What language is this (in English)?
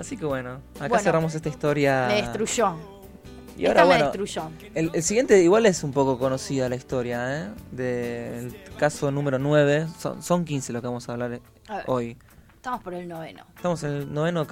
Spanish